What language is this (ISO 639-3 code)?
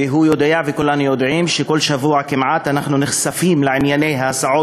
heb